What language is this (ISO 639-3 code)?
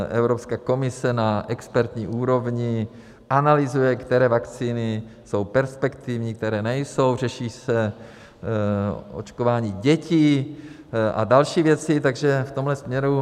ces